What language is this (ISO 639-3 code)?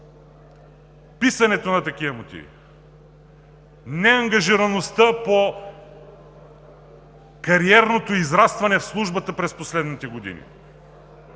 bul